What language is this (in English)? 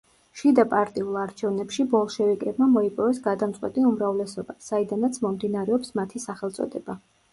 Georgian